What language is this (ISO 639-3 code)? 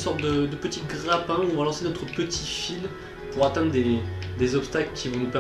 fra